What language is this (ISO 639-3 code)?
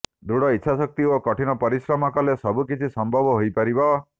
ori